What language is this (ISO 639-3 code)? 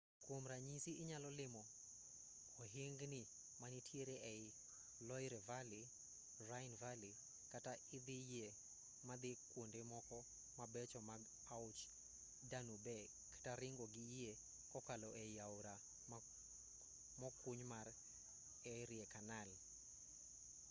luo